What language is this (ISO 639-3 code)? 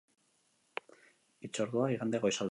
eus